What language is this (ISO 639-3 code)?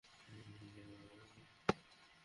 ben